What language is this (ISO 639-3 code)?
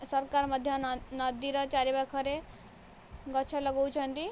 ori